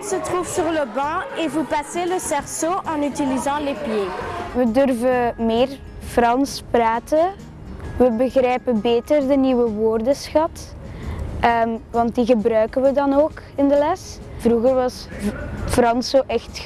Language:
Dutch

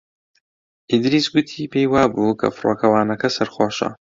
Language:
Central Kurdish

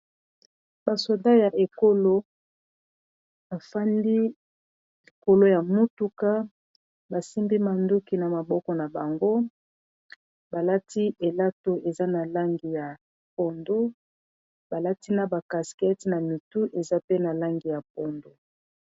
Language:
Lingala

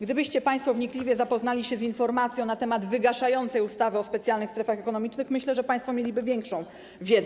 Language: Polish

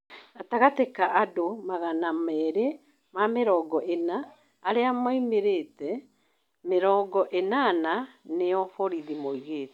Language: Kikuyu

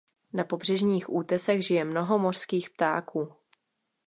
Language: Czech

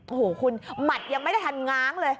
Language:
Thai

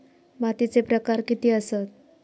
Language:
Marathi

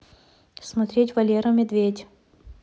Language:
Russian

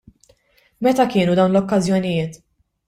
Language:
Maltese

